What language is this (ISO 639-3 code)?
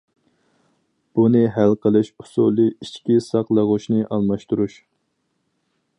uig